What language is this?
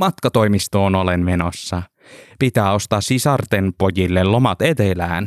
Finnish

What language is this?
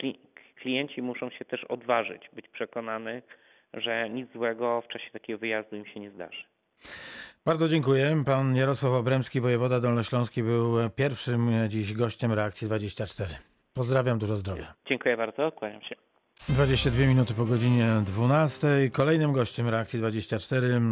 Polish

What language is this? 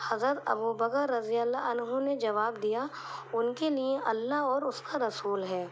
Urdu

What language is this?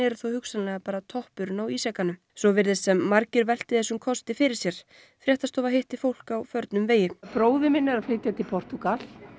Icelandic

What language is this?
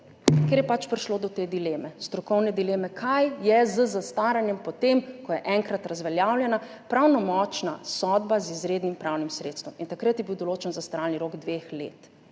Slovenian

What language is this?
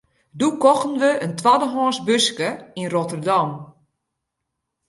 Western Frisian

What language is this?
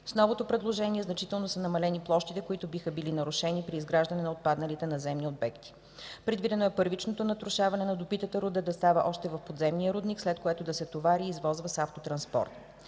Bulgarian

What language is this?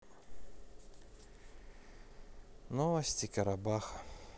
Russian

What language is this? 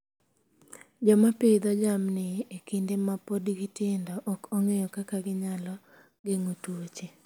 Luo (Kenya and Tanzania)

